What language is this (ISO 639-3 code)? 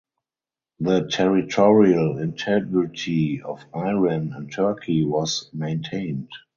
eng